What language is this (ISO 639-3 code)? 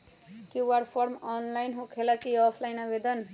mag